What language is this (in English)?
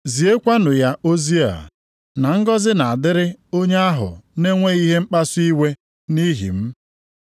Igbo